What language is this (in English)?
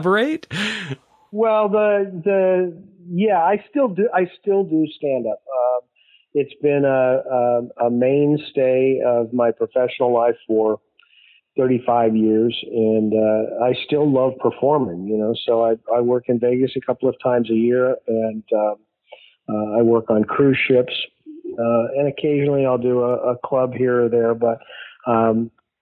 English